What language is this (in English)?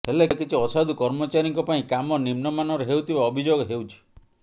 Odia